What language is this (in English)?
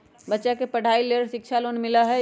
Magahi